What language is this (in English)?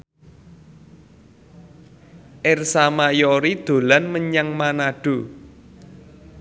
Javanese